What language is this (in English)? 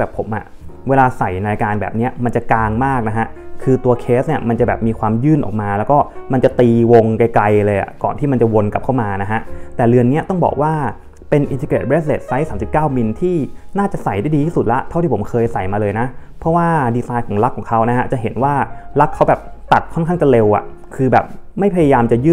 Thai